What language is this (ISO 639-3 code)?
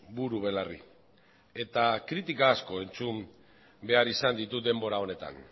eus